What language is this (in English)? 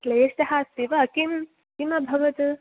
Sanskrit